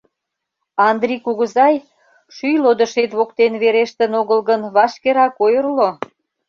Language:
Mari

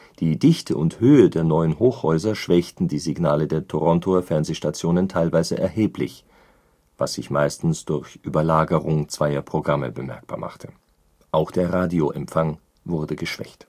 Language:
German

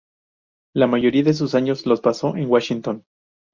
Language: Spanish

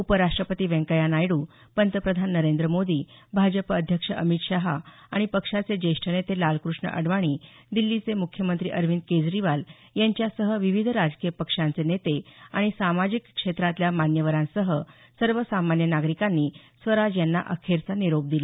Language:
Marathi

